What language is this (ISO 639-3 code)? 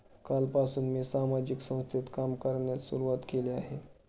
mar